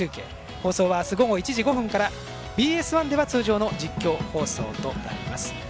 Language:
Japanese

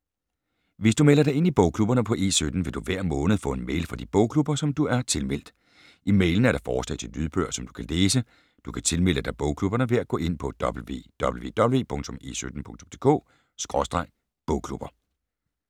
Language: Danish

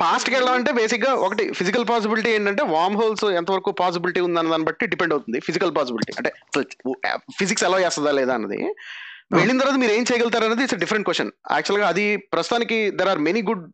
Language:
Telugu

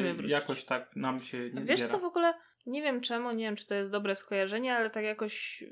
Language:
Polish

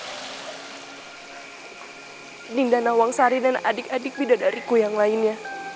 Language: Indonesian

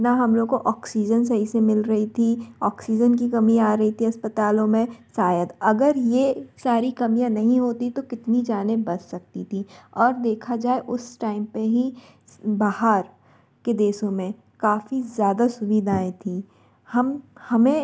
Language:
Hindi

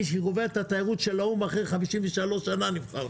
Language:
Hebrew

